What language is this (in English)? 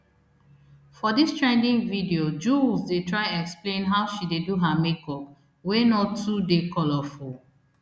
Nigerian Pidgin